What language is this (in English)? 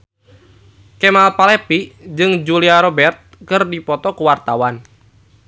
Sundanese